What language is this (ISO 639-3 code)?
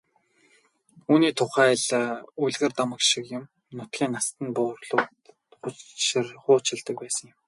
mon